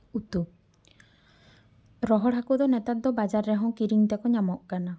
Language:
Santali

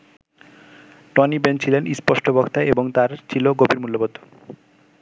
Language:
Bangla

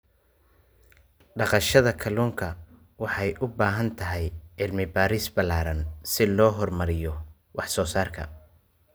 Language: Somali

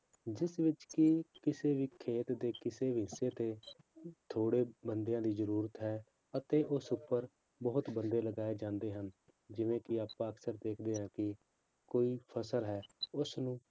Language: Punjabi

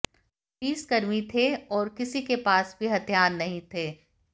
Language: Hindi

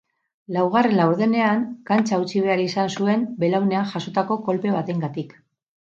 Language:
Basque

